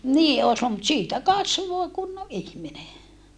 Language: Finnish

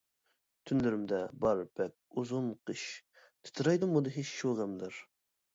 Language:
Uyghur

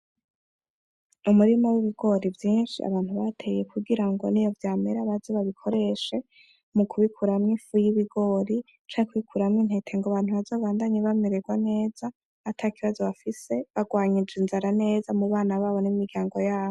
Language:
Rundi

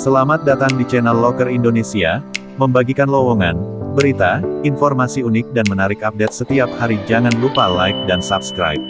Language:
Indonesian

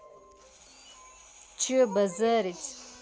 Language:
Russian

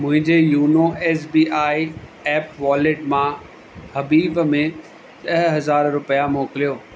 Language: Sindhi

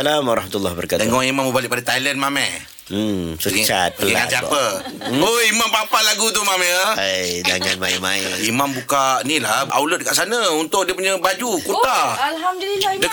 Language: Malay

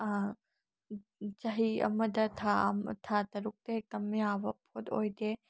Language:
Manipuri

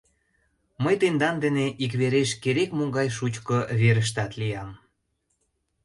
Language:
Mari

